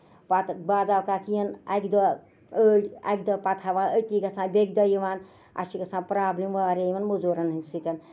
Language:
Kashmiri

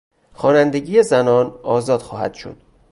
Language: Persian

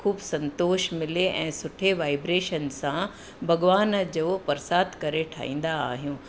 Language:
Sindhi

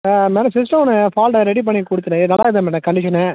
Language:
Tamil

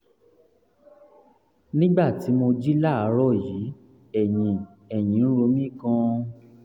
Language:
Yoruba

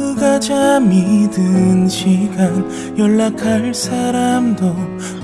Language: Korean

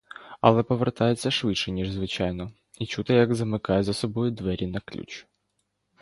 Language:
Ukrainian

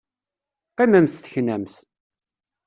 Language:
Kabyle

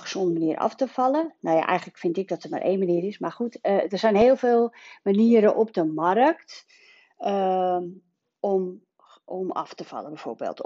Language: Dutch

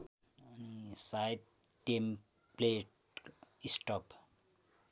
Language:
Nepali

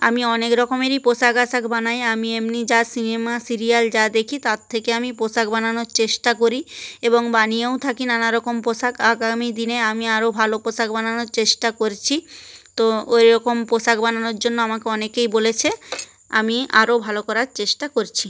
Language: Bangla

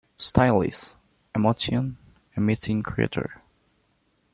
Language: English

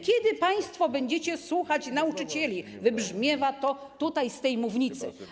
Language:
Polish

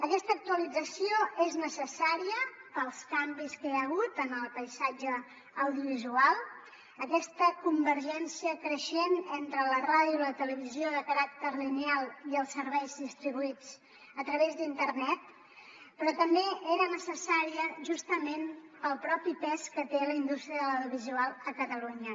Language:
Catalan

